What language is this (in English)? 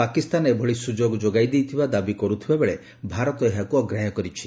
Odia